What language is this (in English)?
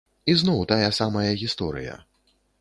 Belarusian